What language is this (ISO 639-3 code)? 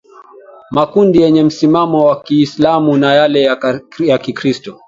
swa